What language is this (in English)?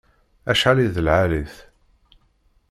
Kabyle